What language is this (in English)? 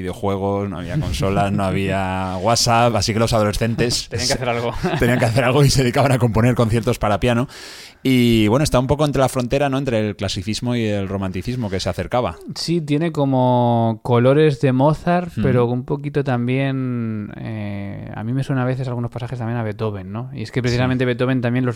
Spanish